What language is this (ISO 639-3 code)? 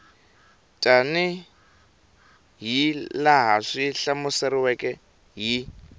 tso